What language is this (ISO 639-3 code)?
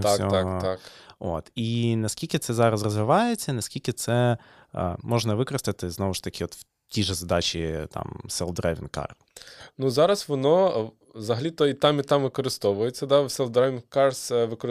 ukr